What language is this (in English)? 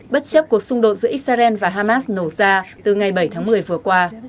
Vietnamese